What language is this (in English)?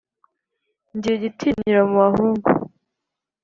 Kinyarwanda